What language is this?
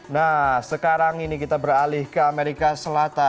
Indonesian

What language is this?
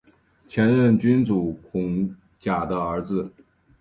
Chinese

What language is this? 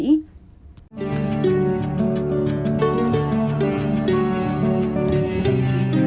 Vietnamese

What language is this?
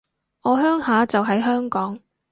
Cantonese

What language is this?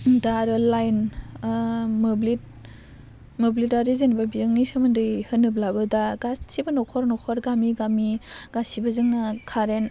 Bodo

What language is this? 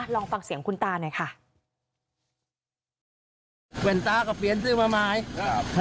Thai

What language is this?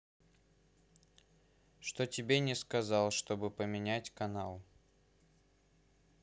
Russian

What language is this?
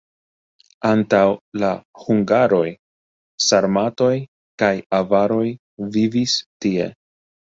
Esperanto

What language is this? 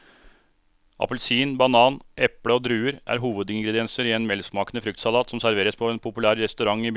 Norwegian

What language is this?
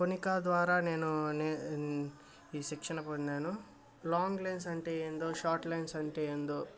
Telugu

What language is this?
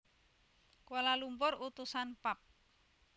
Javanese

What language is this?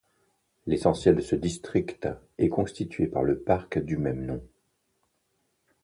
French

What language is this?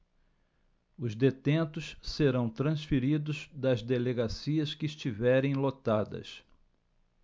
Portuguese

